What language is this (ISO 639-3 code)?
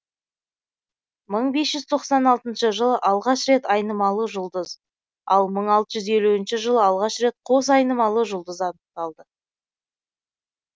kaz